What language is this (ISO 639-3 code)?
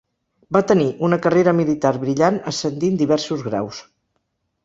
cat